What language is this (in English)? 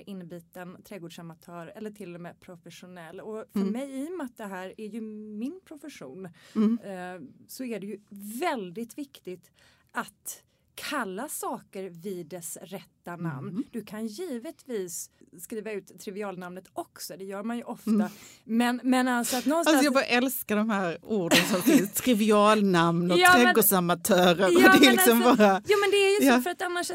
Swedish